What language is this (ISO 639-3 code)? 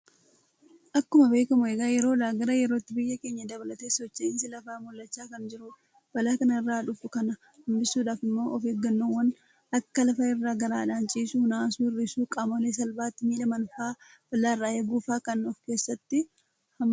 orm